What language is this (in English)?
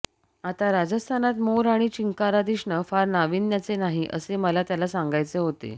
Marathi